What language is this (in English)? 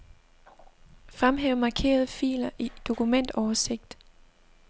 Danish